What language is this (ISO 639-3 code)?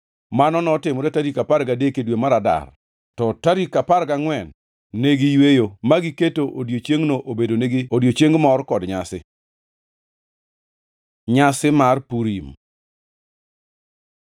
luo